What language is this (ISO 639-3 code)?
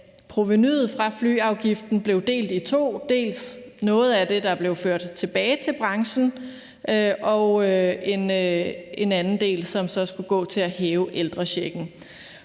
dan